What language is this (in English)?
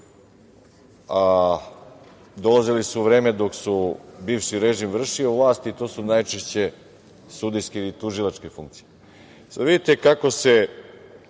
Serbian